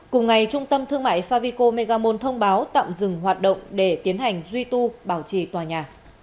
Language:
Vietnamese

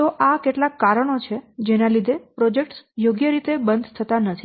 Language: Gujarati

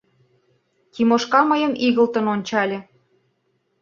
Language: Mari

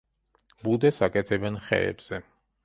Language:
Georgian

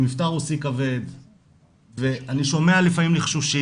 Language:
Hebrew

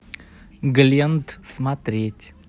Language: Russian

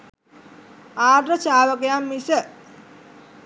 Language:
Sinhala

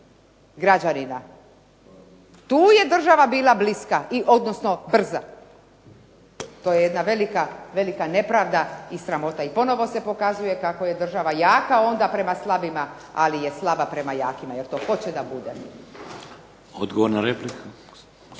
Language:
Croatian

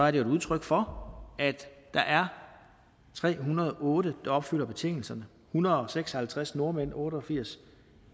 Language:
Danish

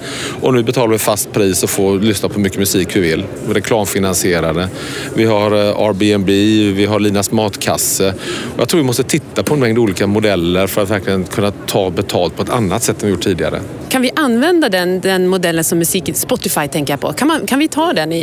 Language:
Swedish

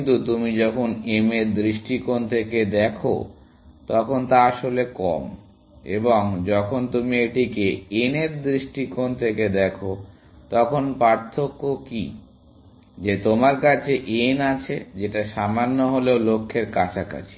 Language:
Bangla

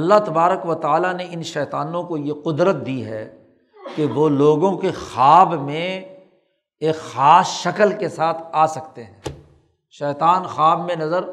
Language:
Urdu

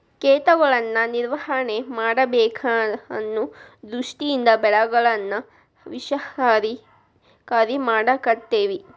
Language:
Kannada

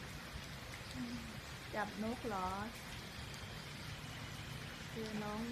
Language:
Thai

